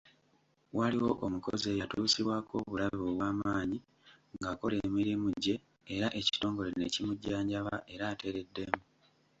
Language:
Ganda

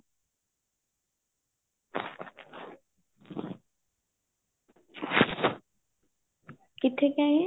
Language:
Punjabi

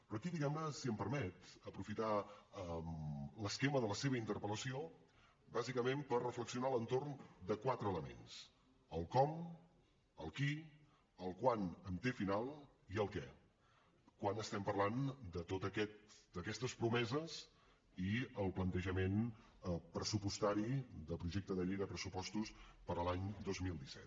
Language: Catalan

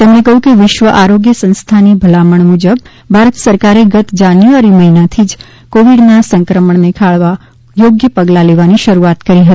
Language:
Gujarati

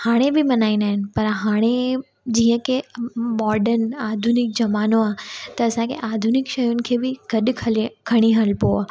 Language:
Sindhi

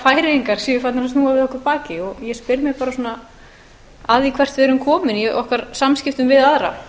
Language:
Icelandic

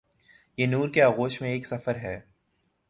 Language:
Urdu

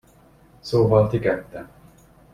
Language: Hungarian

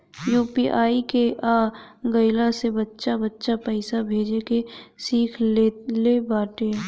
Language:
Bhojpuri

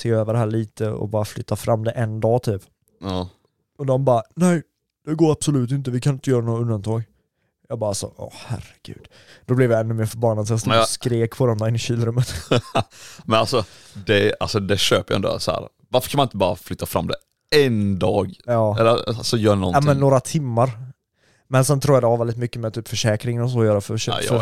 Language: Swedish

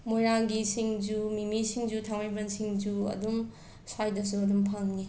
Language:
Manipuri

